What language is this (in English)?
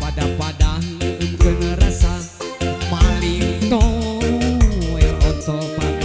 Indonesian